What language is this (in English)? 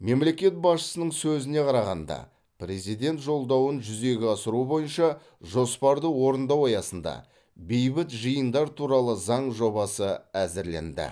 Kazakh